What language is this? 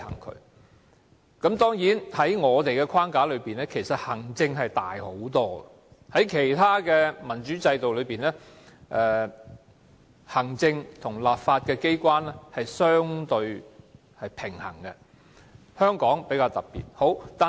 Cantonese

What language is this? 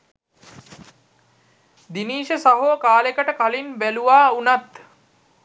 Sinhala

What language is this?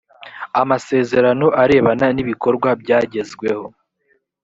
Kinyarwanda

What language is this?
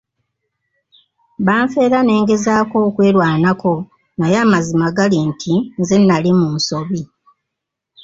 Ganda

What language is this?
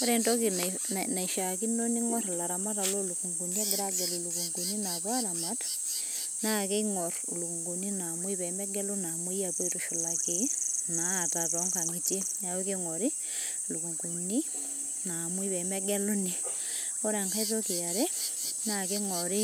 Masai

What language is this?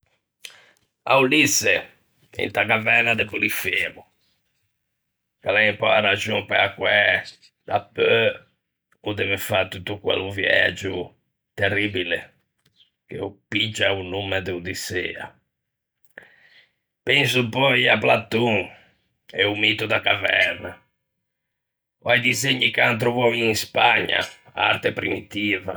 Ligurian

